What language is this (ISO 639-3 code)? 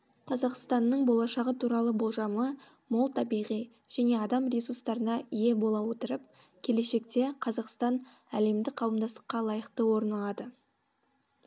kaz